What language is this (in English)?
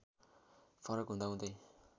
Nepali